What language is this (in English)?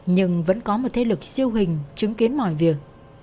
Vietnamese